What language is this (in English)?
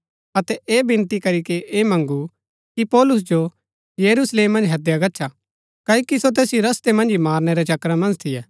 Gaddi